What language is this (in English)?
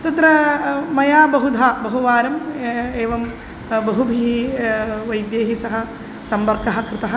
Sanskrit